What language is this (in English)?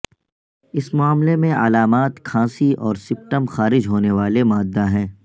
Urdu